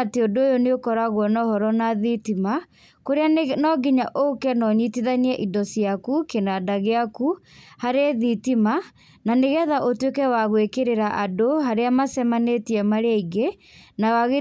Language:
Kikuyu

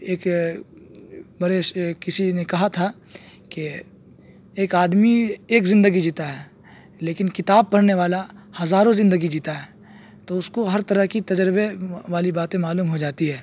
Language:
Urdu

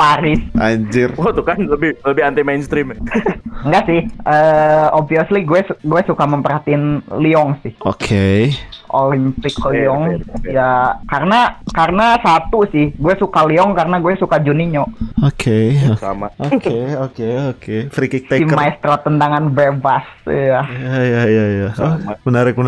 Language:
Indonesian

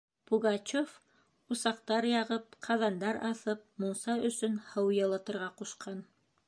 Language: Bashkir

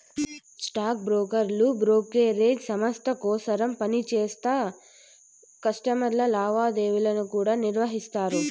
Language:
Telugu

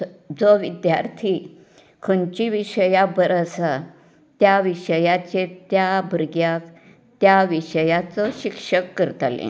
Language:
Konkani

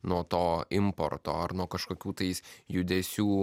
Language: Lithuanian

